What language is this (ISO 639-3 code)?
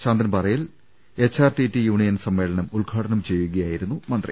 mal